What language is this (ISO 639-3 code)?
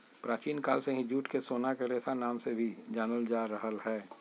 mag